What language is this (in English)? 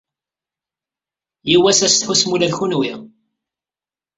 Kabyle